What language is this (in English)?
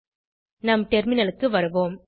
Tamil